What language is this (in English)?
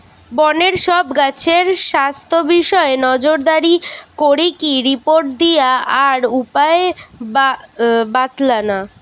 Bangla